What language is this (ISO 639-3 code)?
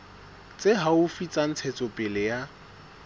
sot